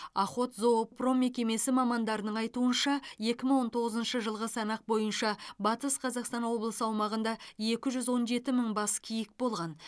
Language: Kazakh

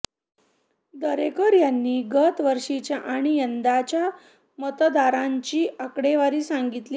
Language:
Marathi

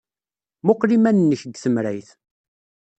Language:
Kabyle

